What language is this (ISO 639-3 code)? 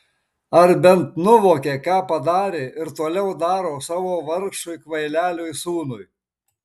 lit